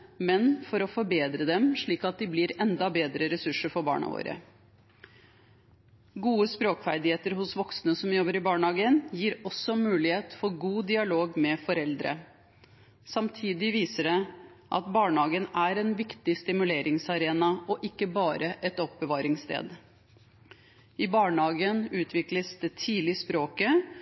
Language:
Norwegian Bokmål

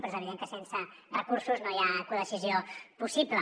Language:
Catalan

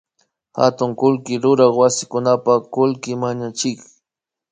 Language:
Imbabura Highland Quichua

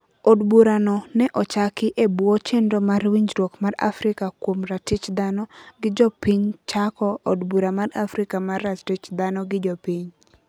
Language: Luo (Kenya and Tanzania)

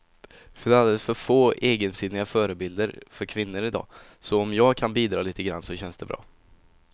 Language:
Swedish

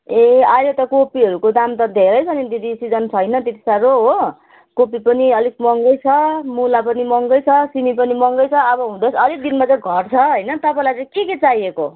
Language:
Nepali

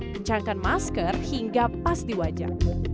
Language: Indonesian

